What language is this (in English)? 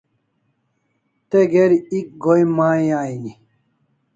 Kalasha